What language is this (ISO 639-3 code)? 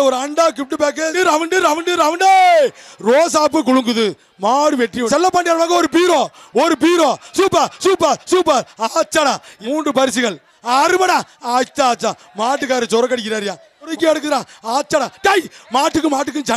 tur